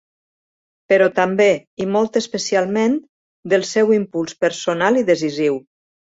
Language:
Catalan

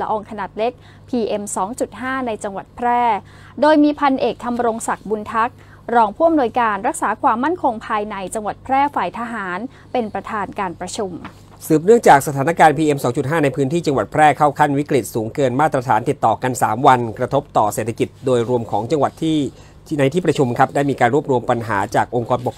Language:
Thai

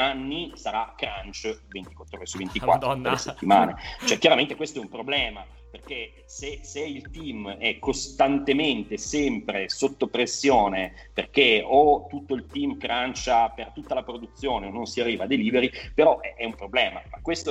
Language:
Italian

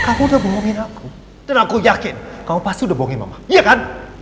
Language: Indonesian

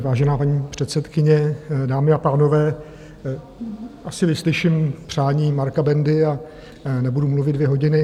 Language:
Czech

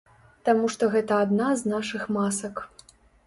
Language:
Belarusian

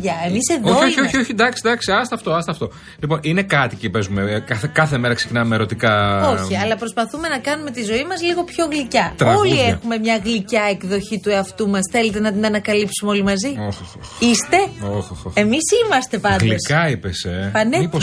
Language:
Greek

